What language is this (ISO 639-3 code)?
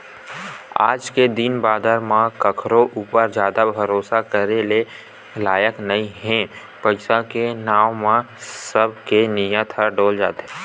hne